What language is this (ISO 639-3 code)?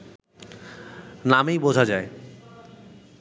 ben